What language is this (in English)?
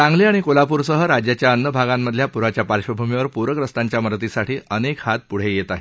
Marathi